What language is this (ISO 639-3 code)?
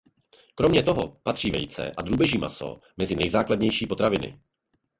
ces